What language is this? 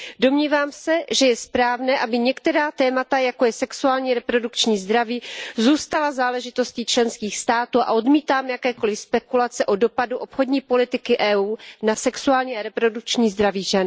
Czech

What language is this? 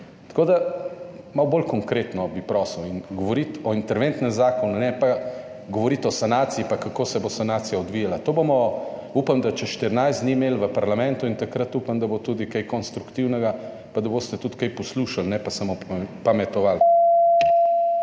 Slovenian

